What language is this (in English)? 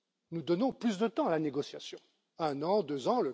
French